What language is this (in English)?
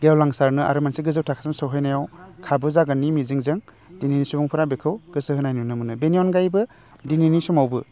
Bodo